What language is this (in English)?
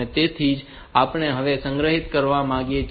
Gujarati